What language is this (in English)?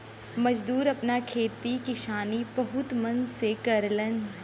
Bhojpuri